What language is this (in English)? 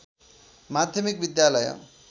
Nepali